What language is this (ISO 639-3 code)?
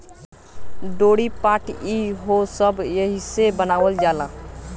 bho